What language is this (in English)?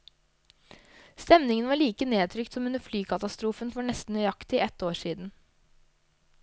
Norwegian